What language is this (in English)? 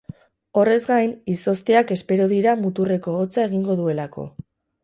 Basque